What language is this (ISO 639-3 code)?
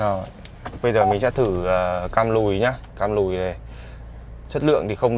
vie